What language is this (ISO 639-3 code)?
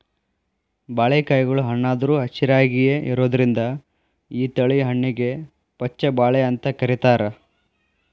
kan